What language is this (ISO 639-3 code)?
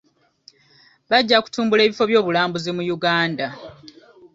lug